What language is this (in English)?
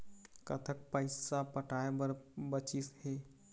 Chhattisgarhi